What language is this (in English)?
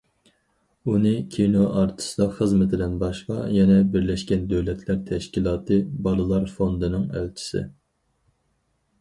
Uyghur